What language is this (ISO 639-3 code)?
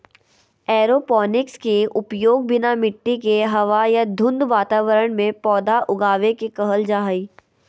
mag